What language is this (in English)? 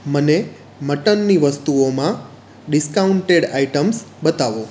Gujarati